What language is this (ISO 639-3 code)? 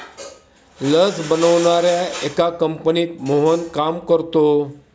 mar